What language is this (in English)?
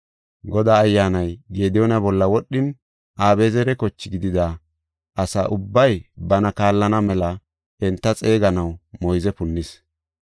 Gofa